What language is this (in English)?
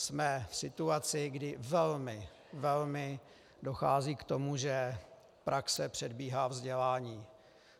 Czech